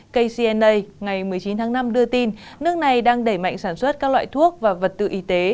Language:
Vietnamese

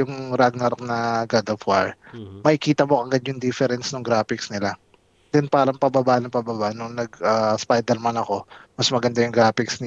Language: Filipino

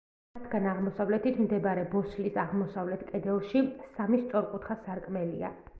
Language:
Georgian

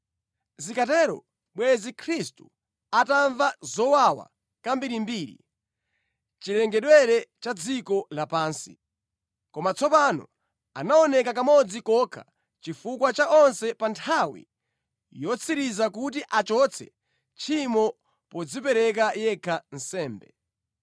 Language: Nyanja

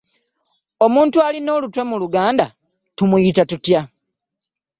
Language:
Ganda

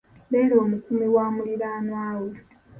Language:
Ganda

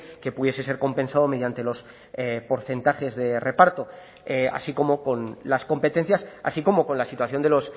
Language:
Spanish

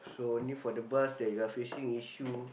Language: English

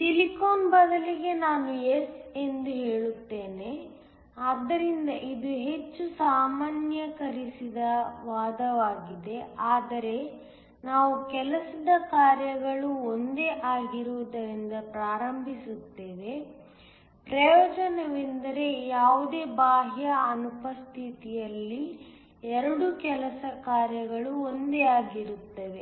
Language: Kannada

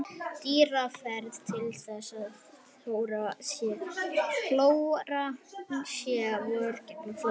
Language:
Icelandic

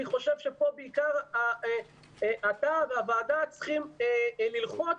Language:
Hebrew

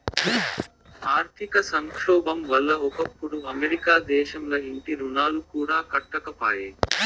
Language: Telugu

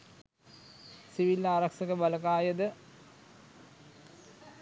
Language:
Sinhala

